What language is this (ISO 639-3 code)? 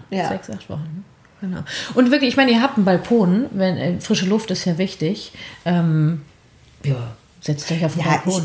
deu